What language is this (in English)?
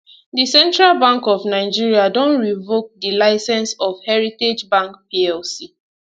Nigerian Pidgin